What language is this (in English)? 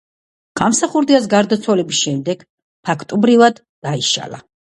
Georgian